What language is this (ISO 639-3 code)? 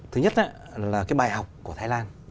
vie